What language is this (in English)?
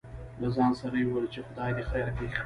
Pashto